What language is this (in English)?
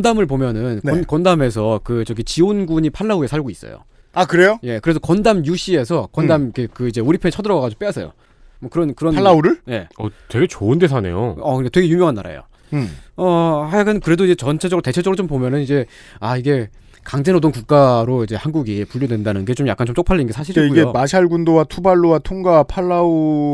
Korean